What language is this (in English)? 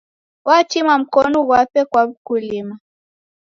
Taita